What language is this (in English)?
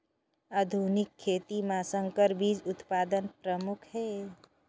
Chhattisgarhi